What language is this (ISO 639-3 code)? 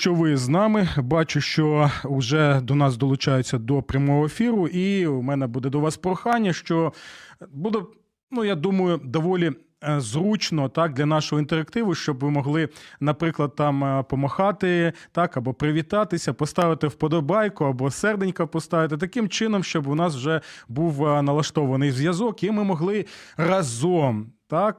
ukr